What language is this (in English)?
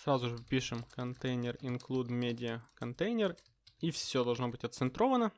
Russian